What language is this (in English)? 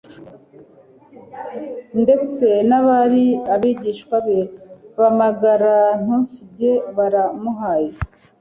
Kinyarwanda